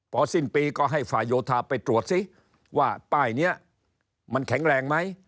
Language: Thai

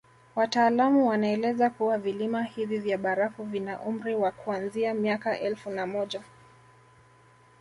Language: Swahili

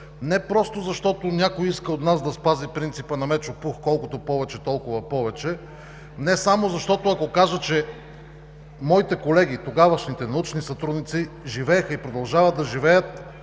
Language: Bulgarian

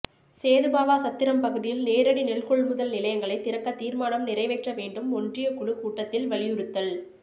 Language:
Tamil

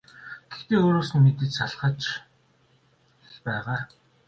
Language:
Mongolian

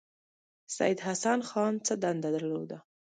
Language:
Pashto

